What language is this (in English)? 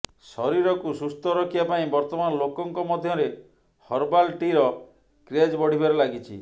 Odia